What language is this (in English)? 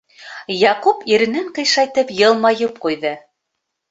Bashkir